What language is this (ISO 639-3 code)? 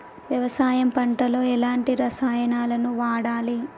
tel